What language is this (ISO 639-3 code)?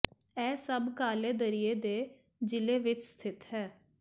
pan